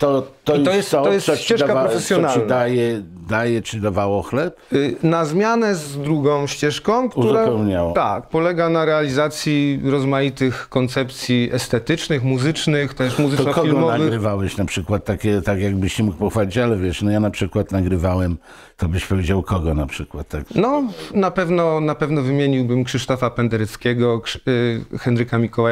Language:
Polish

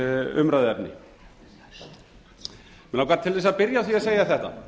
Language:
Icelandic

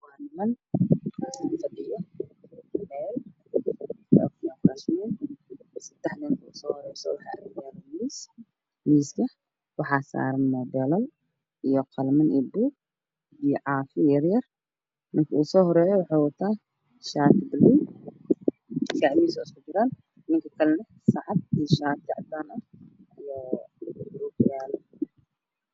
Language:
Somali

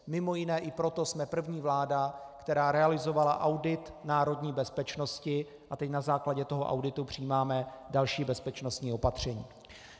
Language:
Czech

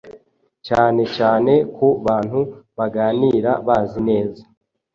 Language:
Kinyarwanda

